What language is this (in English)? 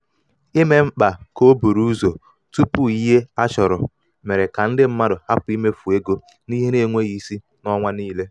Igbo